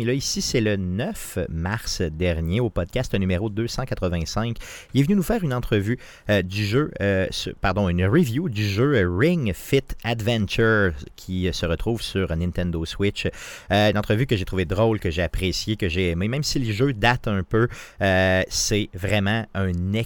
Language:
French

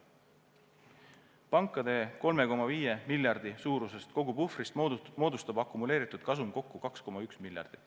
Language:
Estonian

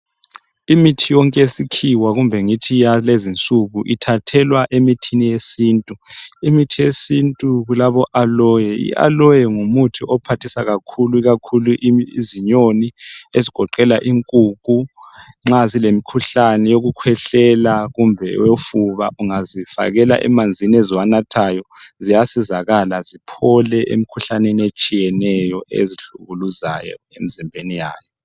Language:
North Ndebele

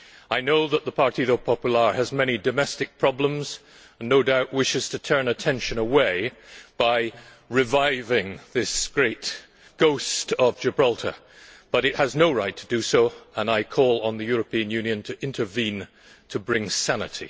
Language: English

